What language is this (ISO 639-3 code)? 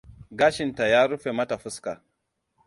hau